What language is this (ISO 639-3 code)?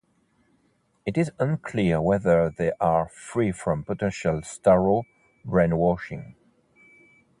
eng